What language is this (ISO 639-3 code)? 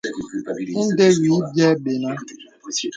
beb